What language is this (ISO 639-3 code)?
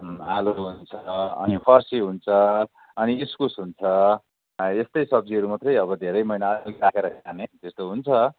nep